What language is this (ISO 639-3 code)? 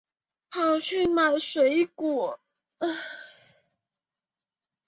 zho